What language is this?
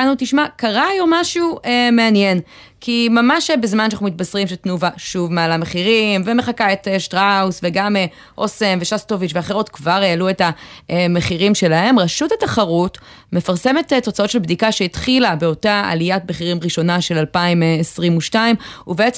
Hebrew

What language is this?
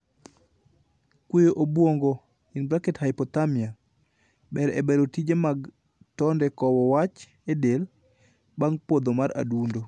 Luo (Kenya and Tanzania)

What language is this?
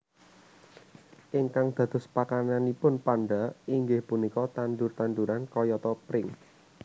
Javanese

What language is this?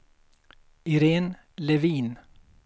Swedish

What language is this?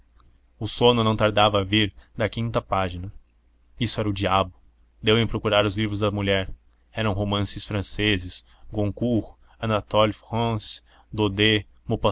Portuguese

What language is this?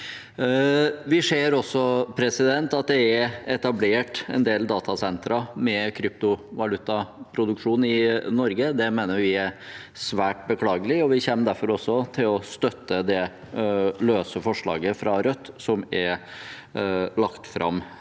Norwegian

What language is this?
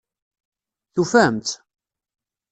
Kabyle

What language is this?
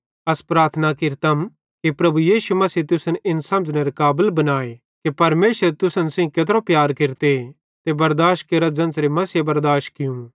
Bhadrawahi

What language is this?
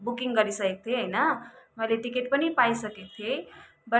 Nepali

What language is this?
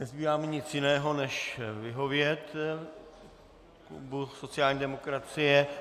Czech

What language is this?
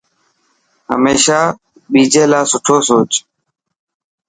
Dhatki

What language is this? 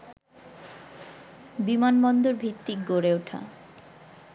Bangla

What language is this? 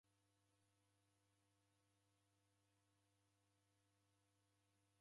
Taita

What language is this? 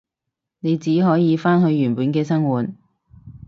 Cantonese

